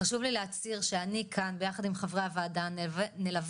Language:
Hebrew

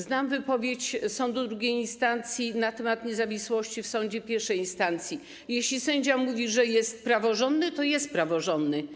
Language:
Polish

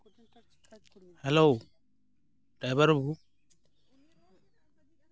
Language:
Santali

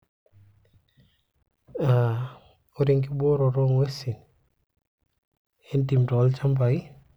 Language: Masai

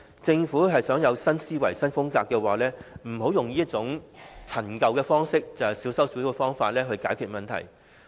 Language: Cantonese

